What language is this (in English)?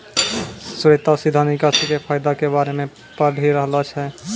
Maithili